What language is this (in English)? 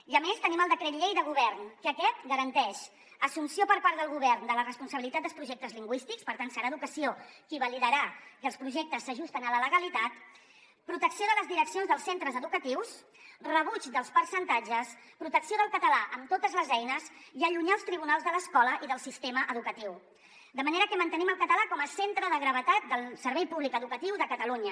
Catalan